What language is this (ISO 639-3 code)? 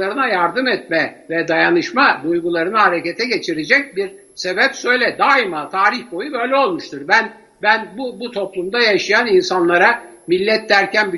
tur